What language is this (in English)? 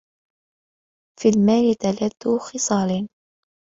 Arabic